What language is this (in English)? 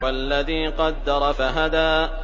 Arabic